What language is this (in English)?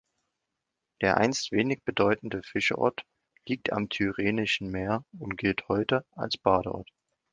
German